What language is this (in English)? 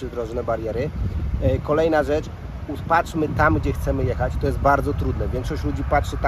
Polish